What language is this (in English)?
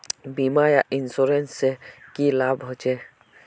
Magahi